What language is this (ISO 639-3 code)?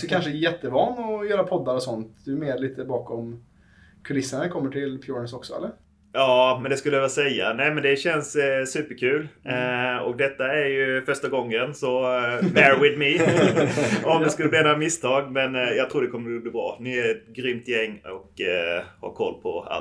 swe